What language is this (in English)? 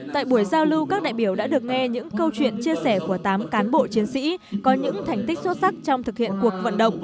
Vietnamese